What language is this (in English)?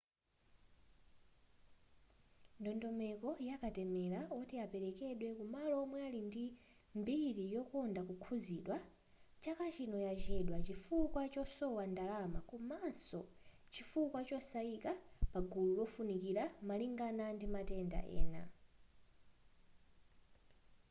Nyanja